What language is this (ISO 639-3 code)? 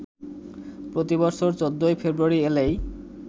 ben